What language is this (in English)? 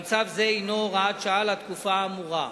Hebrew